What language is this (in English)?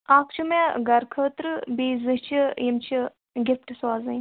Kashmiri